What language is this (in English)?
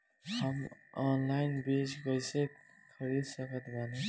Bhojpuri